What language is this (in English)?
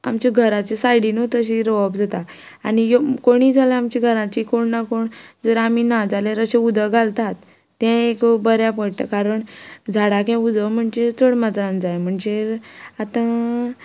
Konkani